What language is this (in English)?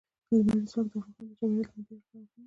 Pashto